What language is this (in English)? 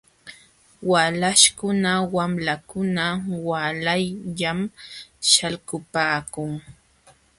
Jauja Wanca Quechua